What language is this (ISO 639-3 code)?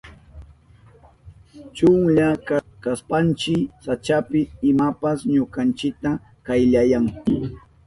qup